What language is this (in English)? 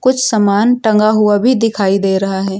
Hindi